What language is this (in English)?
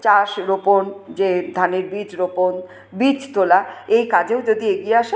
Bangla